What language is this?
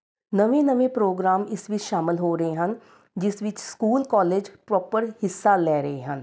Punjabi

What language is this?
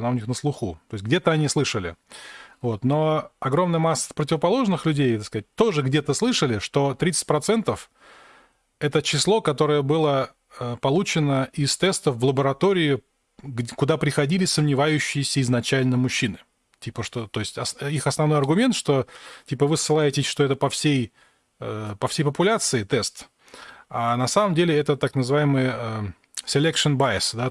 Russian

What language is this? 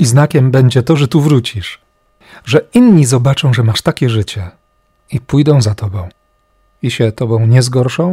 Polish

